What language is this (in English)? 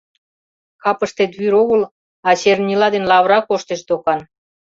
Mari